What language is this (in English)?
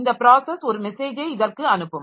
Tamil